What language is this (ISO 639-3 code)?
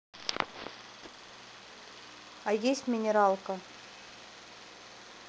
rus